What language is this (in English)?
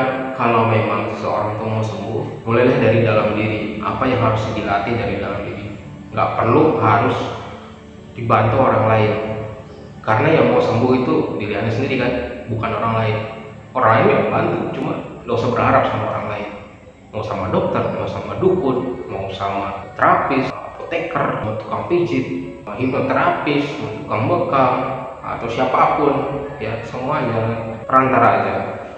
Indonesian